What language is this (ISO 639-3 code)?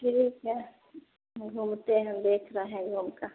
hin